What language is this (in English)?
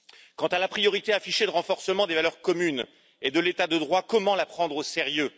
French